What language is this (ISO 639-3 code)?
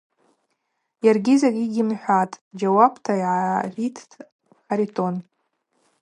abq